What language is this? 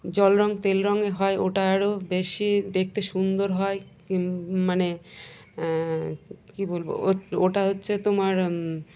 Bangla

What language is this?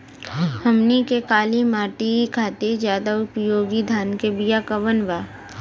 Bhojpuri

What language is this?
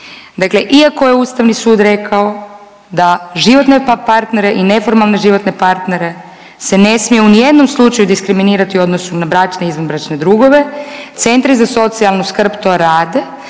Croatian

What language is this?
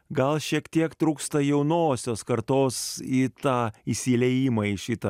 Lithuanian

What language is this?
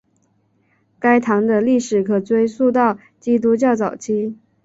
Chinese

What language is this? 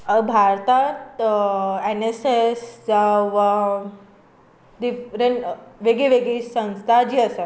Konkani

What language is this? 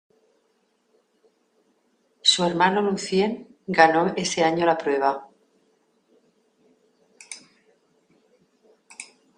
Spanish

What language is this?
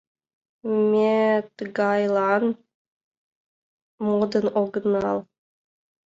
Mari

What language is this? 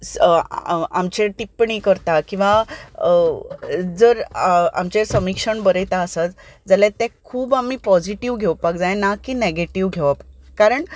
Konkani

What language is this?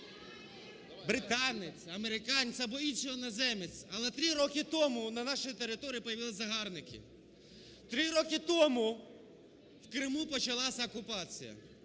Ukrainian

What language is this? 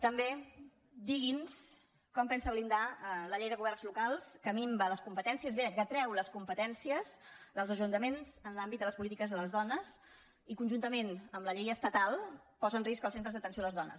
Catalan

